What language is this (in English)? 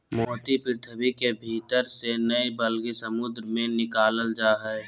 Magahi